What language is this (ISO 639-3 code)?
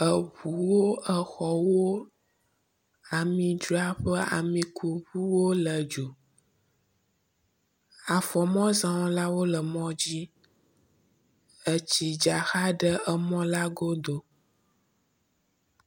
ewe